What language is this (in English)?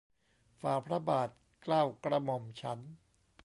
Thai